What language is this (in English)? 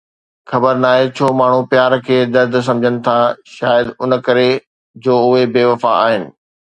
Sindhi